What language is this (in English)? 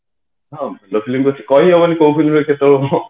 Odia